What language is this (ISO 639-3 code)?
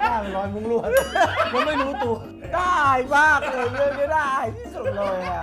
tha